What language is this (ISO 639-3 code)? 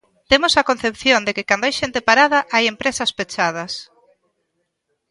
glg